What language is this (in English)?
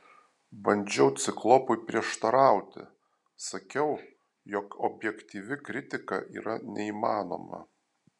Lithuanian